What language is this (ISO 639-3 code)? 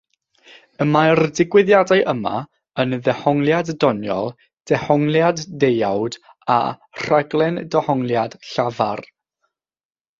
cym